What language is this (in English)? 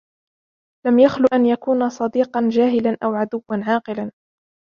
Arabic